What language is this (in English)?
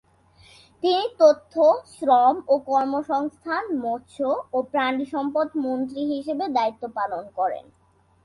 Bangla